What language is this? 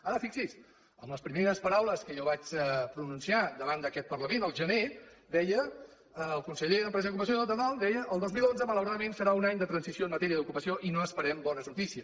Catalan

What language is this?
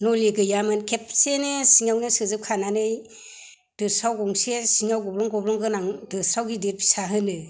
Bodo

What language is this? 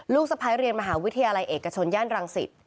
Thai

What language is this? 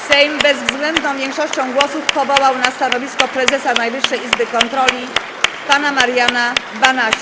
Polish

